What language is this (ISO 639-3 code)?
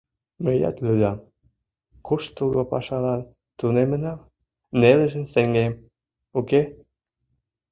chm